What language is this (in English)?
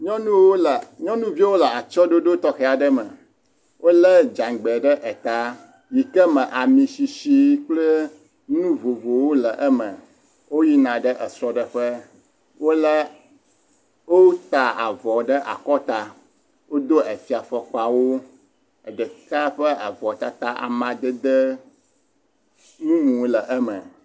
Ewe